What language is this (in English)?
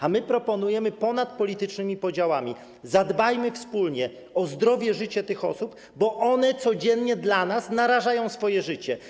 Polish